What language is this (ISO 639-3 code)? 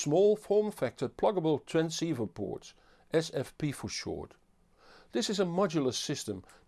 eng